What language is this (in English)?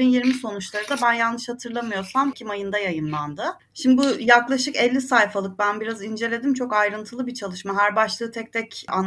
Turkish